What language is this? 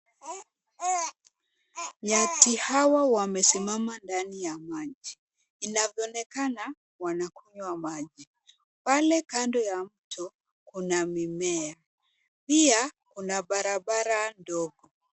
Swahili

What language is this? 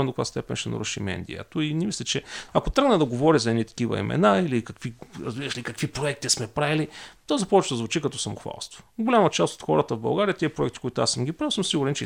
Bulgarian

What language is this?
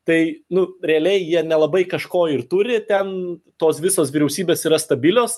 Lithuanian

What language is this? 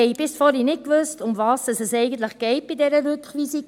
Swiss German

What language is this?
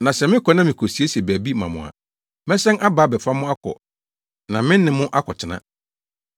Akan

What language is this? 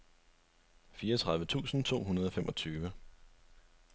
Danish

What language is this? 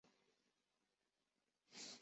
Chinese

